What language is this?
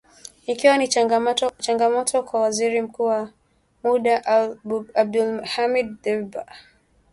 Swahili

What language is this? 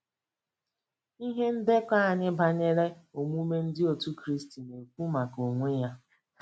Igbo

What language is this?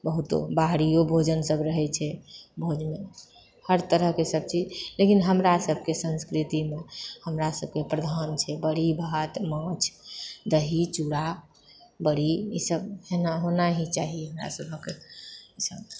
Maithili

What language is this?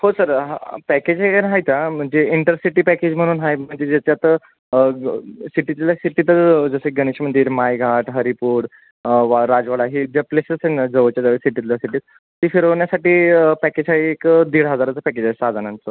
Marathi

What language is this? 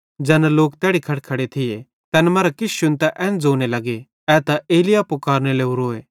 Bhadrawahi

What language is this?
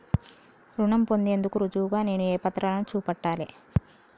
Telugu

